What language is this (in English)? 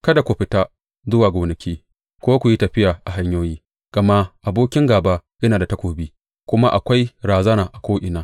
Hausa